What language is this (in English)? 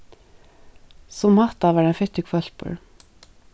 Faroese